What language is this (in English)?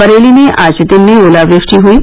Hindi